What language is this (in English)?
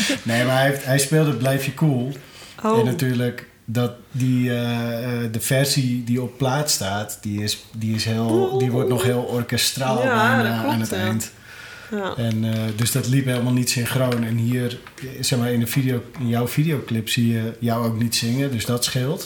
Dutch